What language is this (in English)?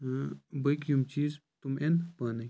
Kashmiri